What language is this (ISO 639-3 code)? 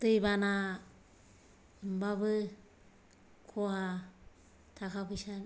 brx